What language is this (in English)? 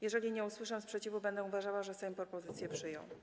Polish